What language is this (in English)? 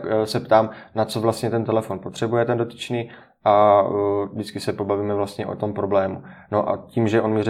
Czech